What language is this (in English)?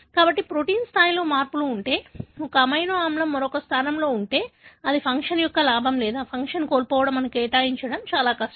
Telugu